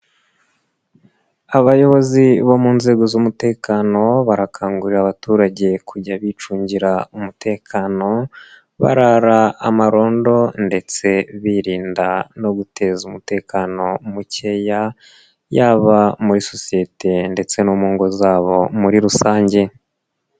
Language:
Kinyarwanda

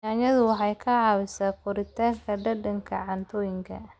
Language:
Somali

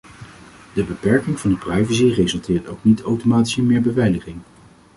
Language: Dutch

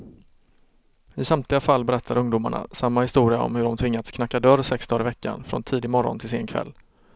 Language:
Swedish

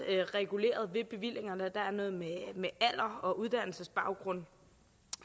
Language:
Danish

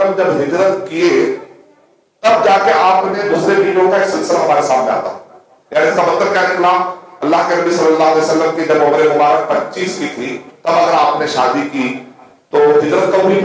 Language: Hindi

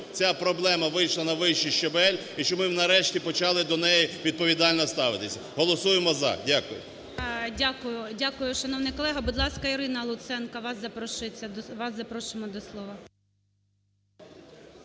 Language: Ukrainian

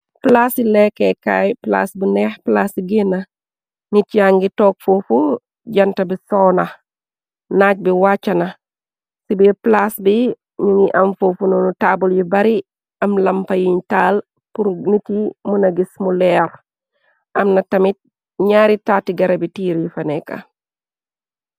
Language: Wolof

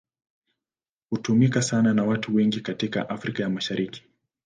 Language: Swahili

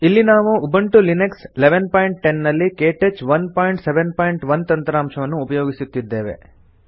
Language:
Kannada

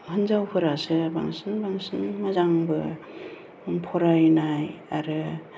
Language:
Bodo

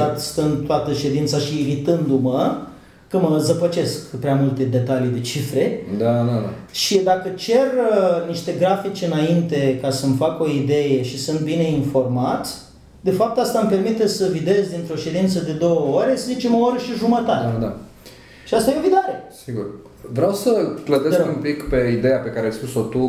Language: Romanian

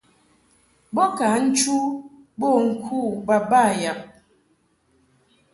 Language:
Mungaka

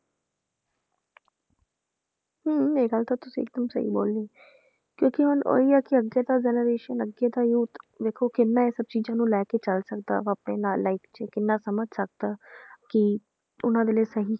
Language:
Punjabi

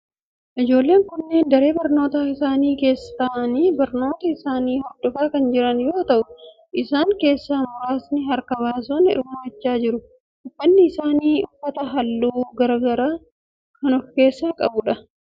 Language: Oromo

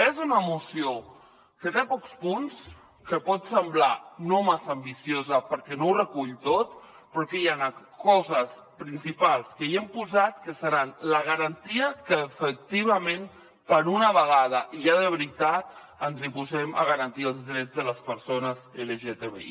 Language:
Catalan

